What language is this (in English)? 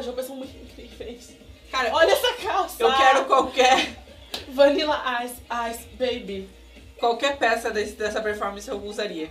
Portuguese